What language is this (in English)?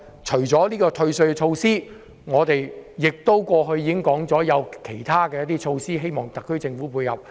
Cantonese